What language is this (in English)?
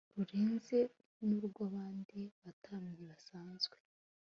Kinyarwanda